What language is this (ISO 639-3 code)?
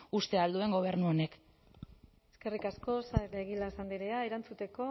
eus